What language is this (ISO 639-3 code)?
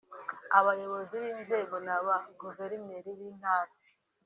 kin